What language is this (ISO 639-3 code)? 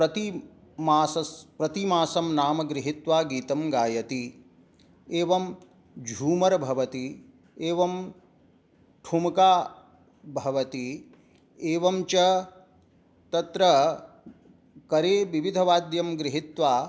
san